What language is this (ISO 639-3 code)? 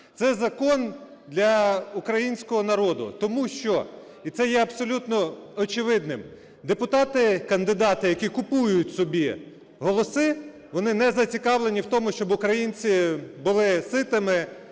ukr